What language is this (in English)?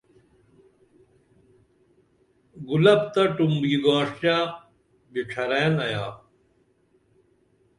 Dameli